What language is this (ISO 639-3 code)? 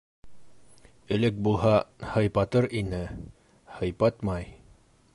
bak